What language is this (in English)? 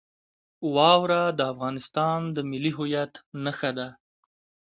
Pashto